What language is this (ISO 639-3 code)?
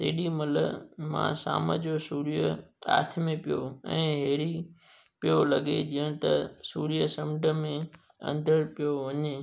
snd